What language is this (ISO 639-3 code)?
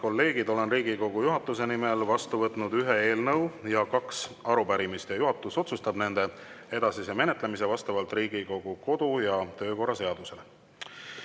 est